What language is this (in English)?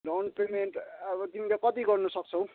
Nepali